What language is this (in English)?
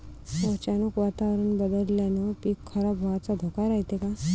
Marathi